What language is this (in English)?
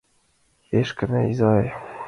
Mari